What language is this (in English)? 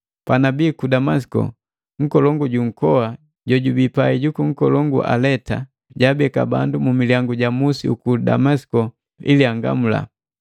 Matengo